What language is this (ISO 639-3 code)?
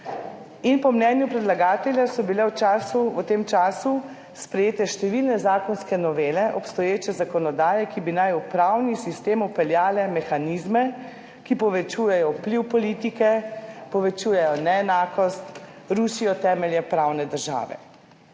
slv